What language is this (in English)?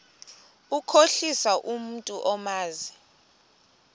Xhosa